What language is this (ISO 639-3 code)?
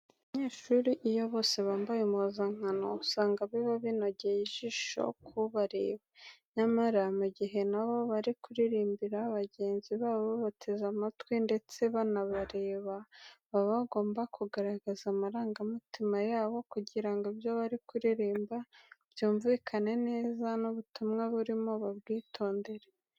kin